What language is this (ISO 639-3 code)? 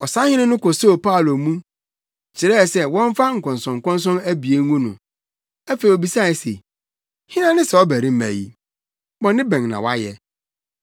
aka